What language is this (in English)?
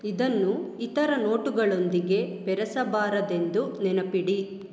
Kannada